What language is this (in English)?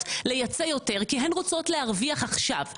Hebrew